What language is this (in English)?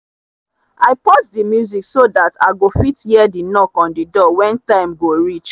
Nigerian Pidgin